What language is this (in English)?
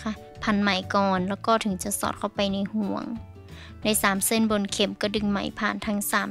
Thai